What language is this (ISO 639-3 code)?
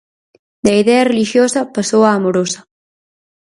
glg